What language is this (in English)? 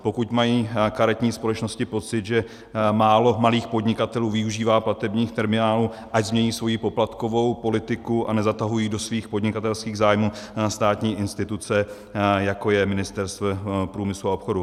Czech